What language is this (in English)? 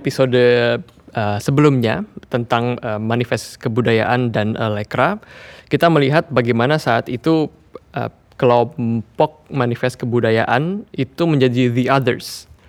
Indonesian